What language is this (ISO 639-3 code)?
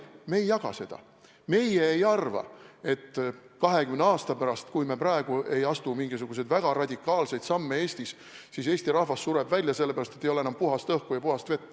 est